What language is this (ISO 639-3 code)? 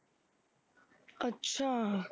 pan